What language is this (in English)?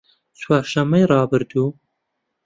Central Kurdish